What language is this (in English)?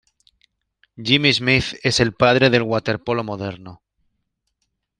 Spanish